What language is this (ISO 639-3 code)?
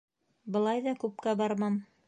bak